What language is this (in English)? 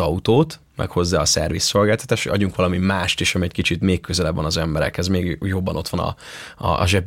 Hungarian